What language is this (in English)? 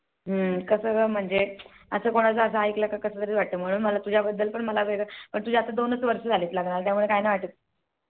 Marathi